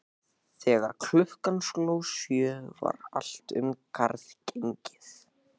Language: Icelandic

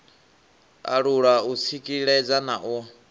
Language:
Venda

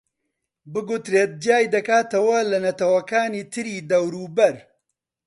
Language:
Central Kurdish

